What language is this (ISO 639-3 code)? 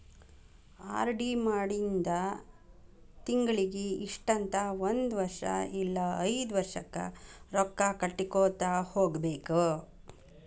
kan